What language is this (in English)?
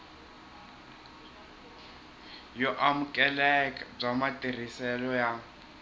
Tsonga